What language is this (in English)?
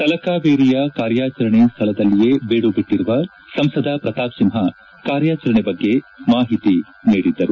Kannada